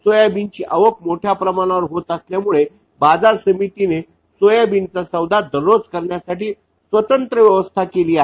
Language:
Marathi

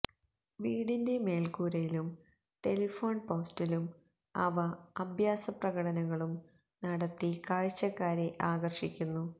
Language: Malayalam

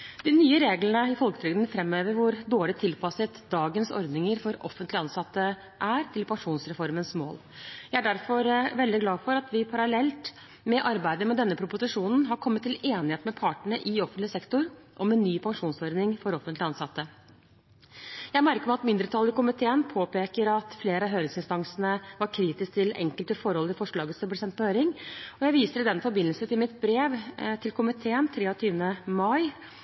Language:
Norwegian Bokmål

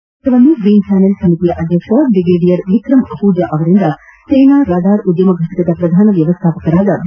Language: Kannada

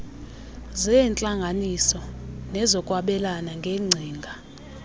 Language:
Xhosa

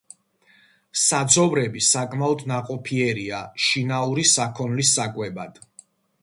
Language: Georgian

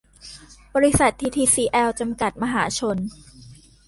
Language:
Thai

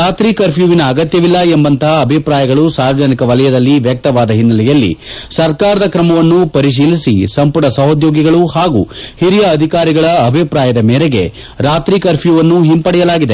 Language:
Kannada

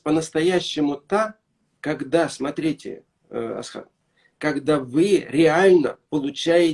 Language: Russian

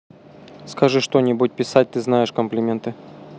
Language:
Russian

